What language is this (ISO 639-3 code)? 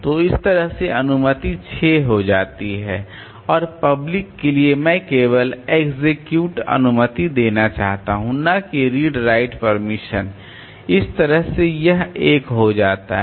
hin